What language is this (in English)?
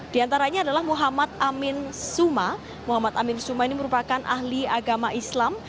Indonesian